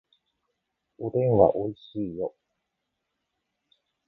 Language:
Japanese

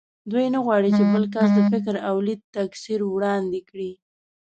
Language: Pashto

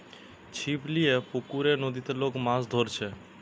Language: Bangla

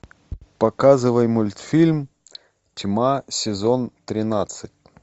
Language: Russian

